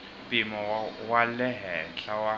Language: Tsonga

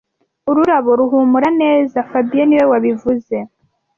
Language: Kinyarwanda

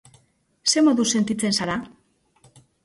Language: Basque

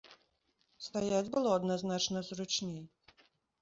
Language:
Belarusian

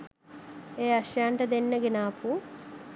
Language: Sinhala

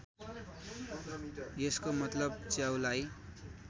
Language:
Nepali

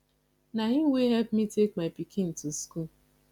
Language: Nigerian Pidgin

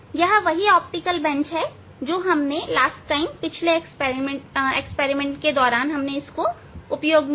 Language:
Hindi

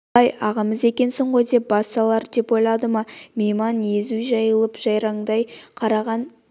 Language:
Kazakh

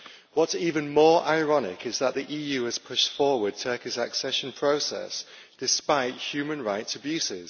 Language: English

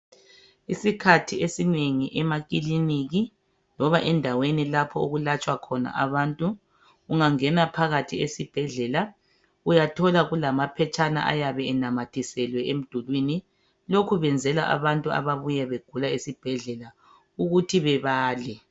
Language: North Ndebele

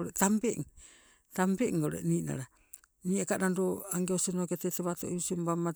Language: Sibe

